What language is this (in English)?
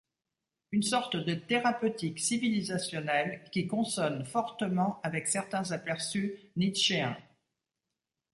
French